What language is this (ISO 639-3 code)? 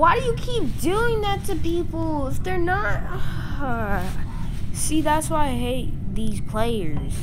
eng